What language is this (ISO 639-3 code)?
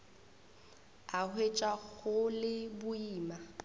nso